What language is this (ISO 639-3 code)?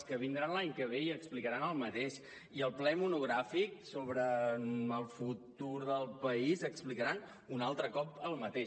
cat